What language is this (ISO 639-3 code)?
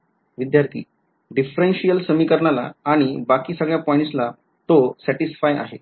mar